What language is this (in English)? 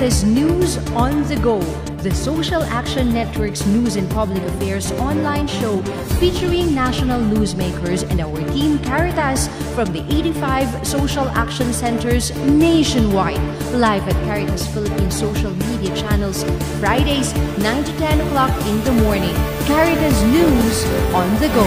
Filipino